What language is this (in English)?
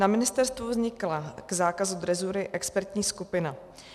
Czech